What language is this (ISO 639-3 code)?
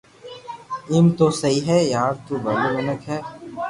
lrk